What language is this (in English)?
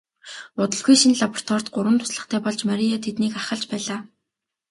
Mongolian